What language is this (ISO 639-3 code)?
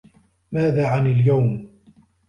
ara